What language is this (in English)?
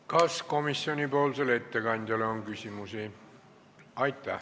Estonian